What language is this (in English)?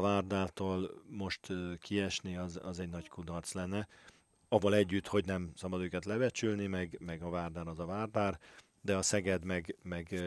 Hungarian